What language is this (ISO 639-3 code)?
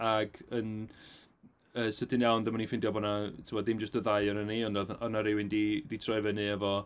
cym